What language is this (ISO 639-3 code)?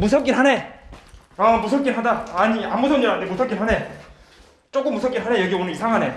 kor